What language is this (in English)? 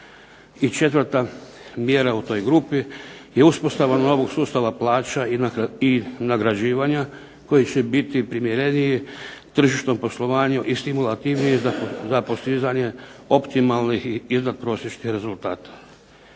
Croatian